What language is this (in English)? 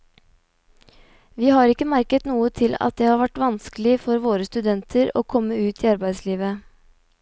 Norwegian